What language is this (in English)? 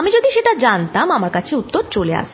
Bangla